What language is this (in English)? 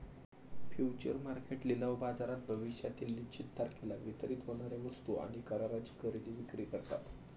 Marathi